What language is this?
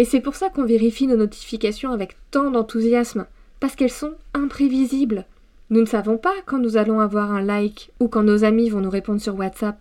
French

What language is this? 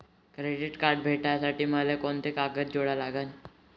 Marathi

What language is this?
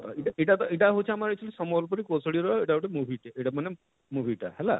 Odia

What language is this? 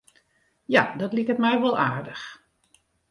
Western Frisian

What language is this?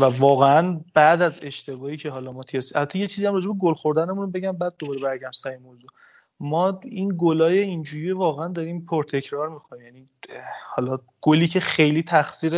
Persian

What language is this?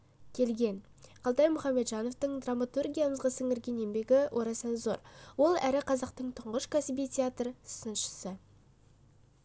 Kazakh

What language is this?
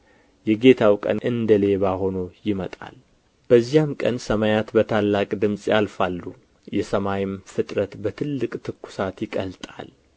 Amharic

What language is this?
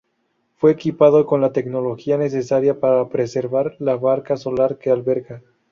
Spanish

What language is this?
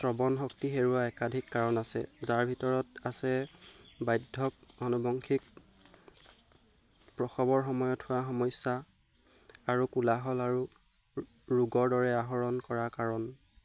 Assamese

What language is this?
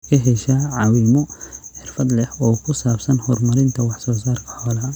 Somali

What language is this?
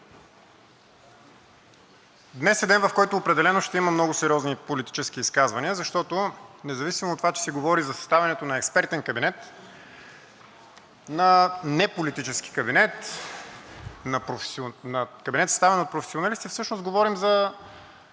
Bulgarian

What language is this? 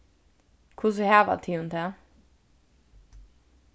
Faroese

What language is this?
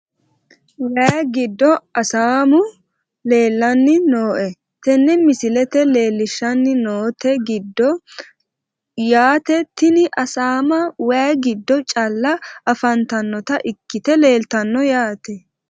Sidamo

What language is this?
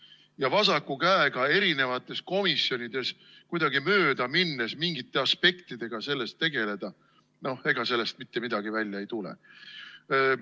Estonian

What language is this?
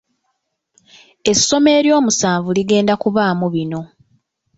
Ganda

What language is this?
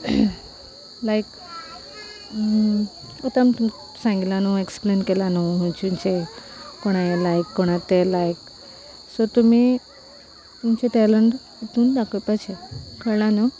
Konkani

